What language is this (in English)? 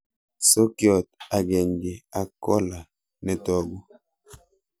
Kalenjin